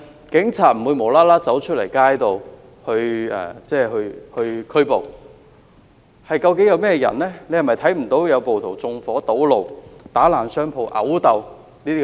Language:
Cantonese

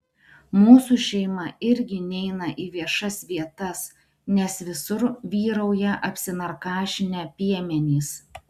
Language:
Lithuanian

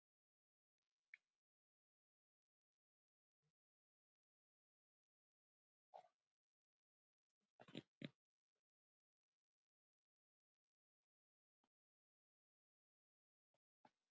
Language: Icelandic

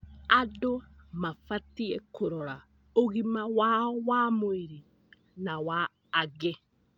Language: Kikuyu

